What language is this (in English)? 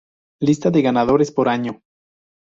Spanish